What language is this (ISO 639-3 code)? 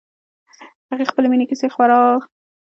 pus